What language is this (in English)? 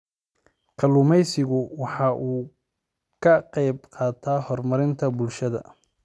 Somali